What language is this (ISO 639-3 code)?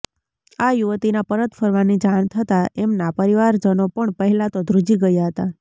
guj